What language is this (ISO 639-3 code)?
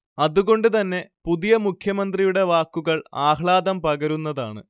mal